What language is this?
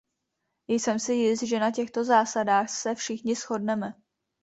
Czech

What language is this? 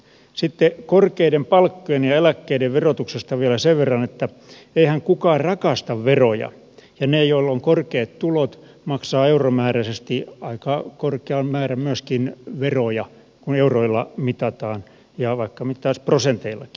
Finnish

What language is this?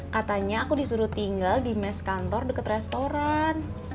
Indonesian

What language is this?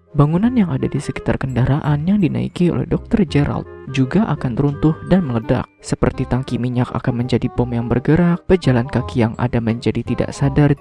Indonesian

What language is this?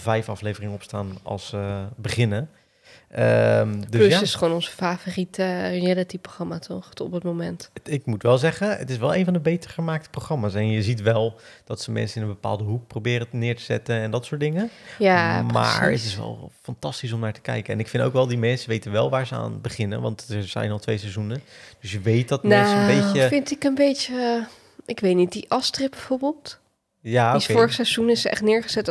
Dutch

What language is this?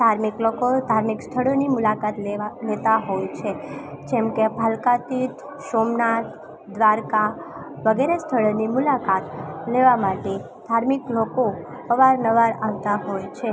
Gujarati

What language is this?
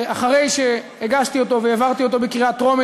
Hebrew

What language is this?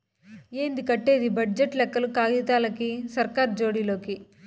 Telugu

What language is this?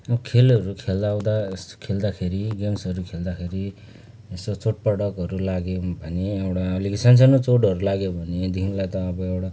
Nepali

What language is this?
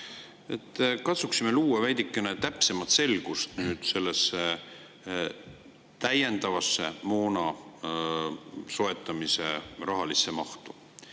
Estonian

